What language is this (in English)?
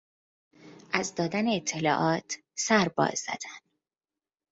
Persian